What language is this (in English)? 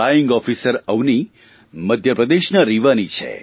Gujarati